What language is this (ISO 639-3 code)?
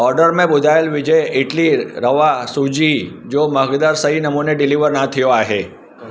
snd